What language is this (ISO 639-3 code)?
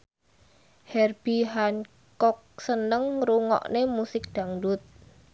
jav